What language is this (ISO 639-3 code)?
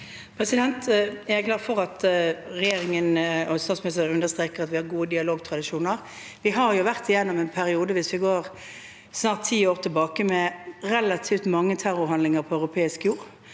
nor